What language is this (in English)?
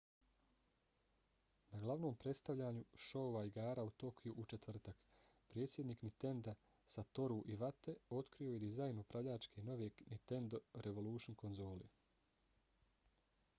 Bosnian